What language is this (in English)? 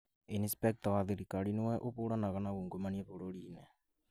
Kikuyu